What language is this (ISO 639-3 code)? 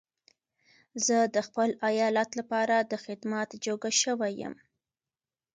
pus